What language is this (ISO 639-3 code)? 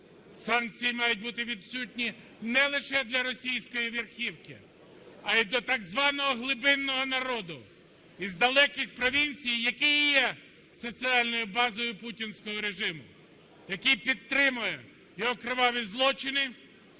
ukr